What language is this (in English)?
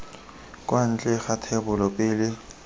Tswana